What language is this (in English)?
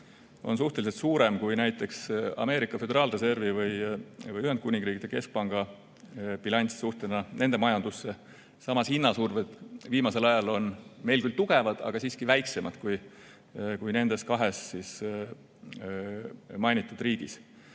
Estonian